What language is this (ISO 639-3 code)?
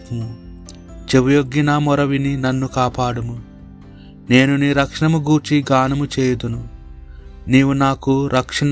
tel